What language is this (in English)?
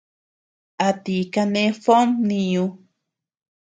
Tepeuxila Cuicatec